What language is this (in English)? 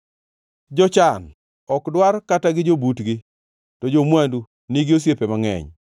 Luo (Kenya and Tanzania)